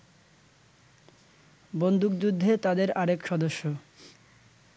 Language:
Bangla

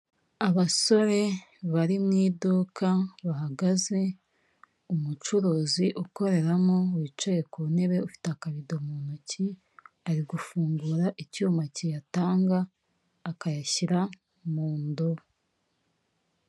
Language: Kinyarwanda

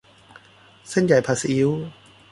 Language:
Thai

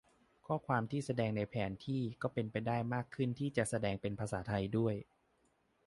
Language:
Thai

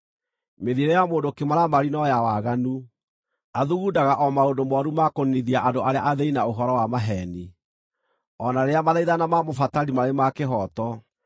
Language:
Kikuyu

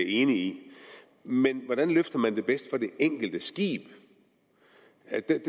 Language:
Danish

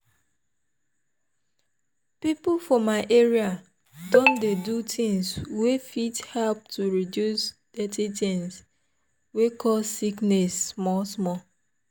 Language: Nigerian Pidgin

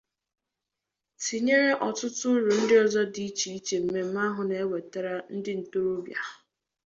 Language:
Igbo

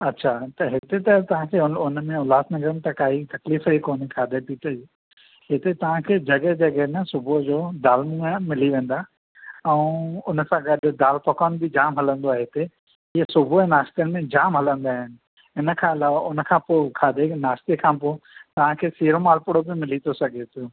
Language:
Sindhi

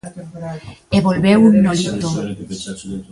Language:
Galician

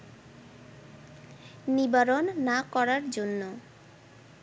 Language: Bangla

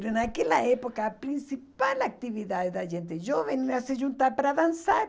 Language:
Portuguese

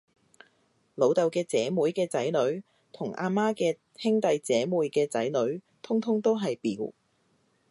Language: Cantonese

